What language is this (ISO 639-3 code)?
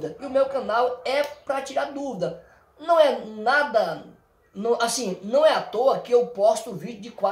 por